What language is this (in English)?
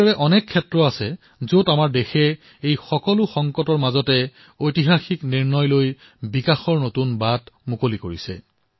Assamese